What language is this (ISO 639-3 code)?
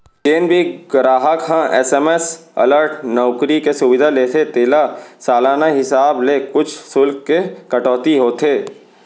hne